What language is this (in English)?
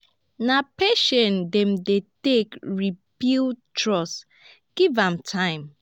Nigerian Pidgin